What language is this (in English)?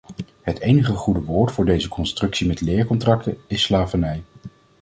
Dutch